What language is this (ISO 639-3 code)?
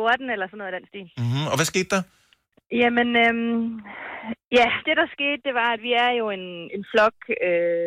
dan